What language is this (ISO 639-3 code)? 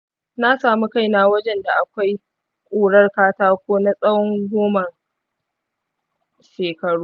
hau